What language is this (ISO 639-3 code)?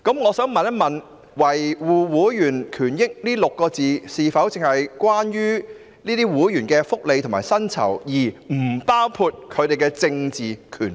yue